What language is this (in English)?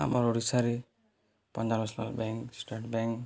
Odia